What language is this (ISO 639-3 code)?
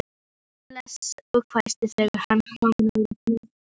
isl